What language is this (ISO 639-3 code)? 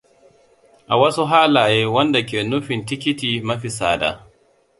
hau